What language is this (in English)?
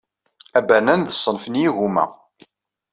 Kabyle